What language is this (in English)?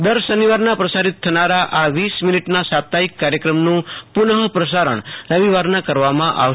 Gujarati